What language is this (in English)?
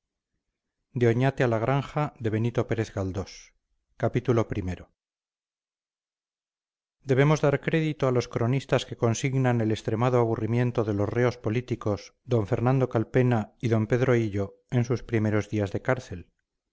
Spanish